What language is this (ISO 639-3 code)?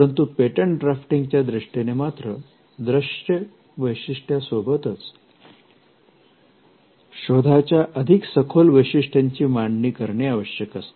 mar